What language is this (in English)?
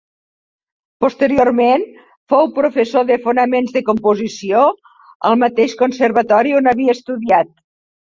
Catalan